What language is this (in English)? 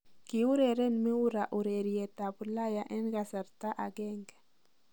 Kalenjin